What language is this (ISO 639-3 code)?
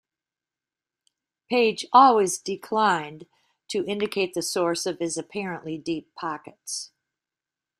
eng